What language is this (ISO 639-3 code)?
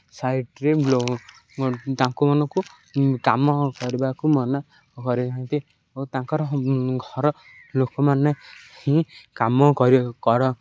ori